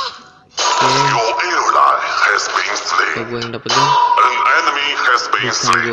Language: Indonesian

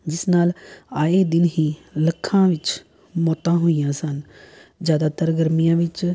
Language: Punjabi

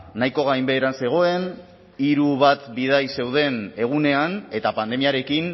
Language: Basque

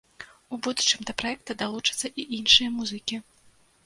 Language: Belarusian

